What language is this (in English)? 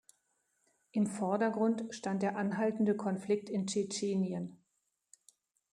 German